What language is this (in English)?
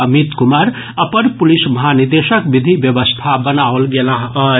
Maithili